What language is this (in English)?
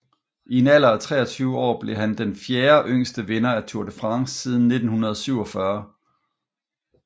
Danish